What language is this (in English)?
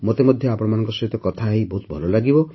Odia